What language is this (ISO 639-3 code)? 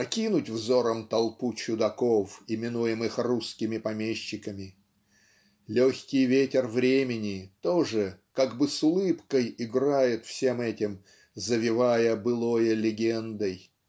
rus